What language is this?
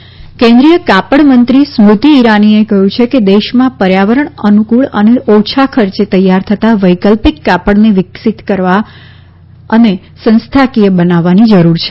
Gujarati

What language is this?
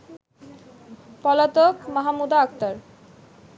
Bangla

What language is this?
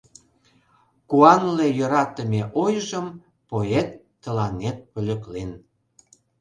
Mari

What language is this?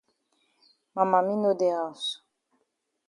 Cameroon Pidgin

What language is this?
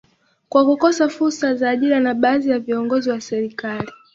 Swahili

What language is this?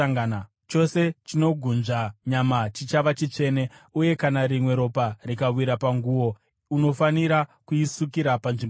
Shona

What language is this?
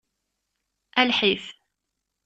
Kabyle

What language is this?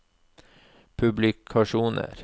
Norwegian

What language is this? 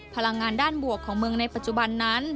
Thai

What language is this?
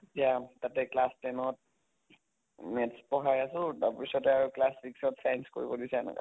Assamese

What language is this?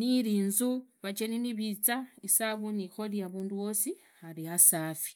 Idakho-Isukha-Tiriki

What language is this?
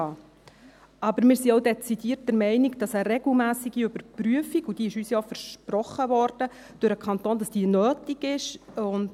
Swiss German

